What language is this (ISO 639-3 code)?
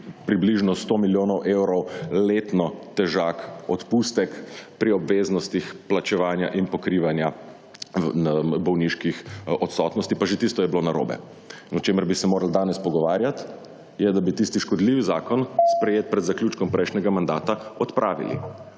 slv